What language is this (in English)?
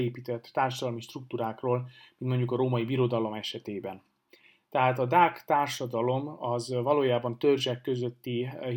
Hungarian